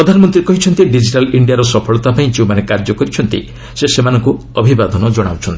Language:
Odia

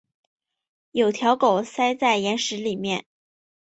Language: Chinese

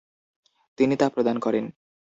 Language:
Bangla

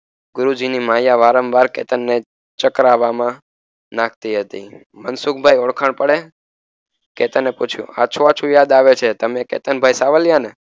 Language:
Gujarati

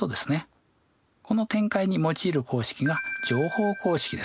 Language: Japanese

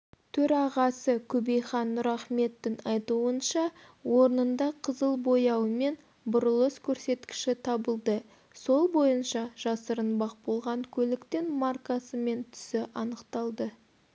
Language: Kazakh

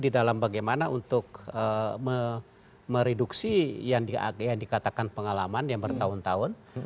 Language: Indonesian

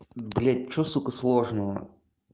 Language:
Russian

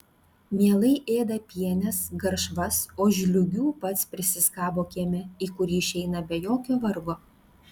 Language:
Lithuanian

